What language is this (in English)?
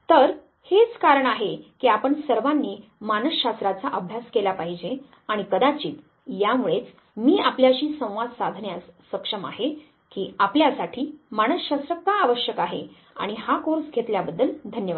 Marathi